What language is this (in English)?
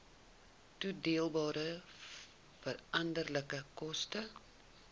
Afrikaans